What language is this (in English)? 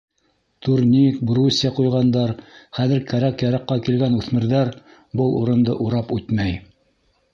Bashkir